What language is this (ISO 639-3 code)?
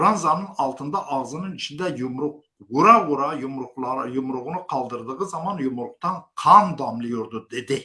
tur